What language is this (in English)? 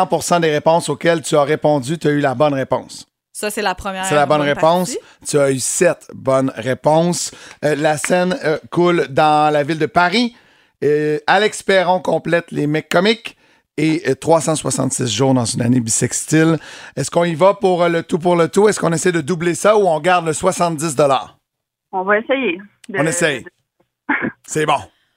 French